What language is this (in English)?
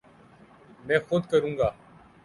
Urdu